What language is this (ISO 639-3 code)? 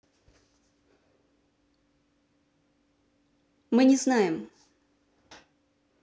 rus